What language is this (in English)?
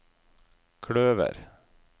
Norwegian